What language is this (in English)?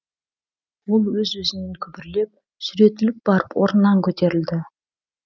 Kazakh